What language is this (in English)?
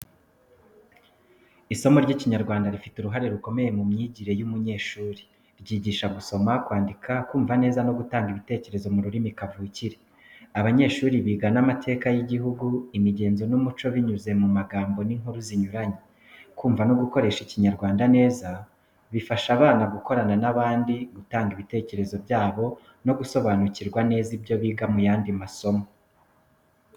Kinyarwanda